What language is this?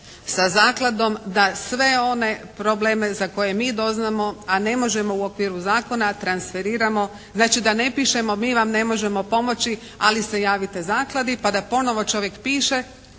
Croatian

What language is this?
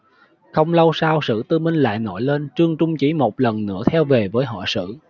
Vietnamese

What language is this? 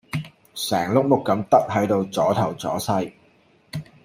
Cantonese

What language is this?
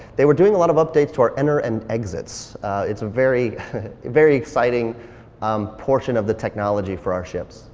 English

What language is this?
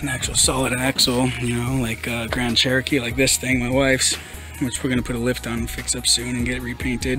English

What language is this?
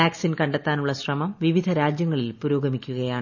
Malayalam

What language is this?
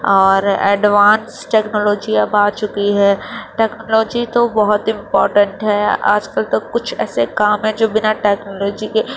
Urdu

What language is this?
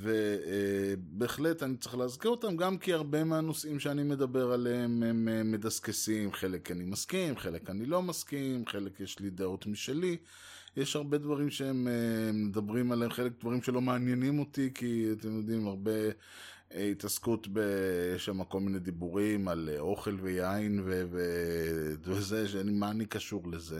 Hebrew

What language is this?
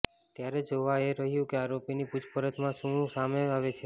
Gujarati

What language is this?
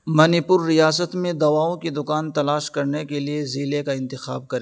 Urdu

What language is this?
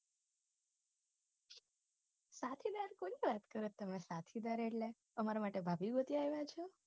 Gujarati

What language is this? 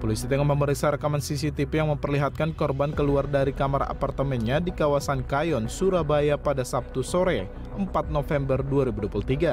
Indonesian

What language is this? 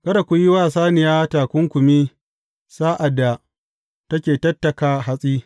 Hausa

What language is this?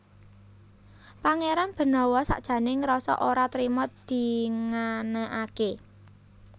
Javanese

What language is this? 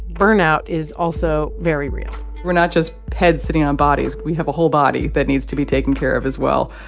English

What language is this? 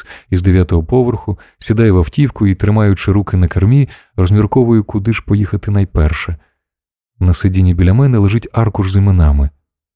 Ukrainian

